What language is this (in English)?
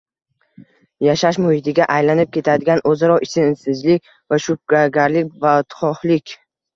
Uzbek